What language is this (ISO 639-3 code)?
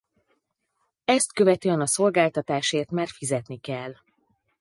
hun